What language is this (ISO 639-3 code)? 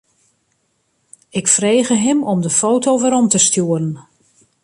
fry